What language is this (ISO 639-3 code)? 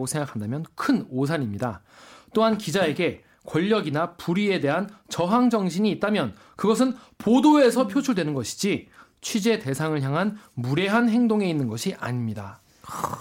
kor